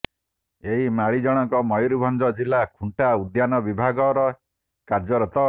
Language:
Odia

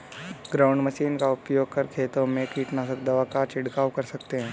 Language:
Hindi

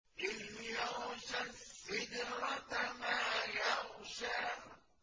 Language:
Arabic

